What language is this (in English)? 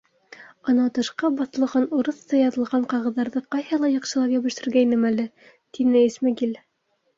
Bashkir